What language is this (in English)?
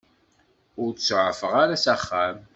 Kabyle